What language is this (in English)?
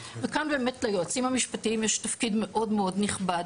Hebrew